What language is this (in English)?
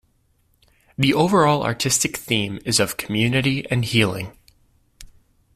English